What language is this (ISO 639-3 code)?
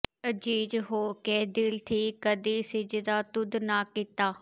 pan